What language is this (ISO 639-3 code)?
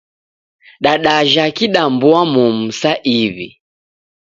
dav